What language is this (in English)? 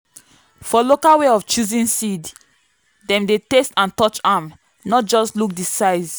Nigerian Pidgin